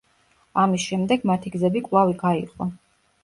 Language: Georgian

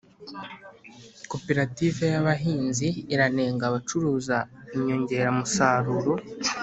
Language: Kinyarwanda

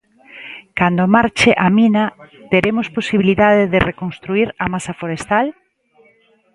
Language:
Galician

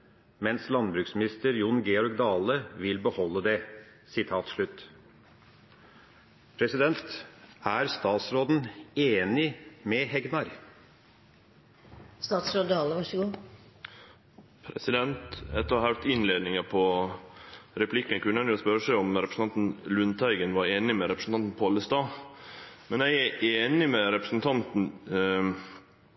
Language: Norwegian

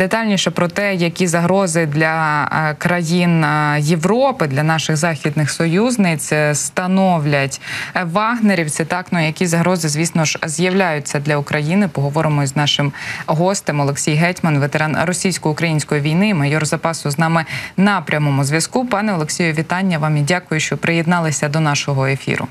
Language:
Ukrainian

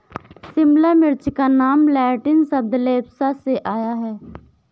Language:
Hindi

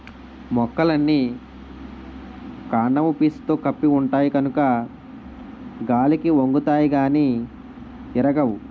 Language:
Telugu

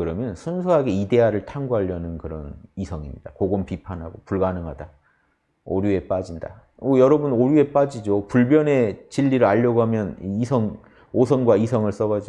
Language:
Korean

